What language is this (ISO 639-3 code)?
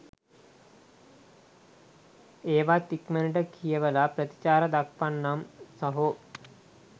sin